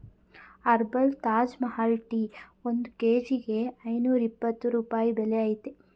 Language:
Kannada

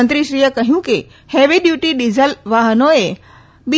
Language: Gujarati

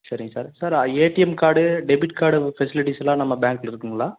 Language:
Tamil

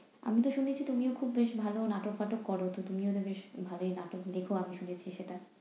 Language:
Bangla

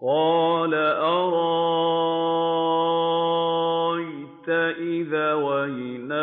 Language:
Arabic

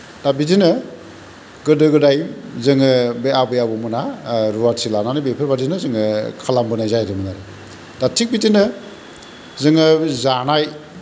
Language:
Bodo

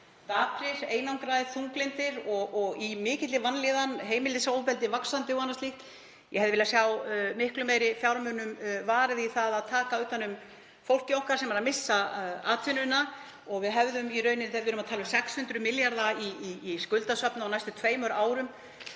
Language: Icelandic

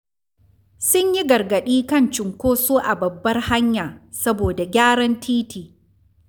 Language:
Hausa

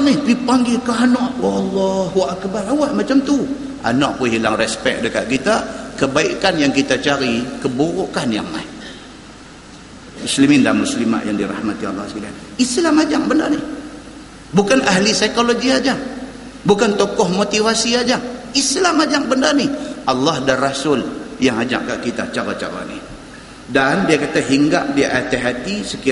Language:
Malay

